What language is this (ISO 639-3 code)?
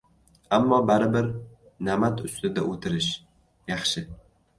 uzb